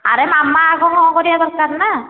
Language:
Odia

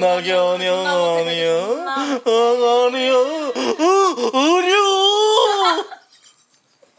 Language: Korean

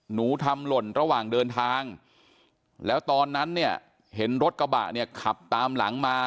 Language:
Thai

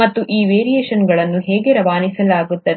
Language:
Kannada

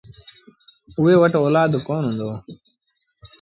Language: Sindhi Bhil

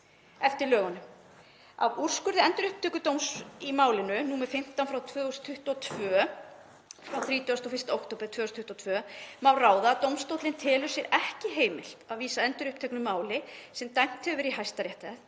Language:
Icelandic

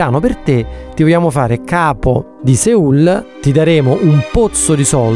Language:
Italian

